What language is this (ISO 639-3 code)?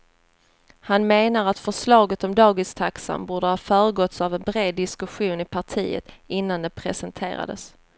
swe